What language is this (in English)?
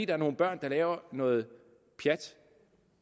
Danish